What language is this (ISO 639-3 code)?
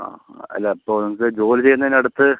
mal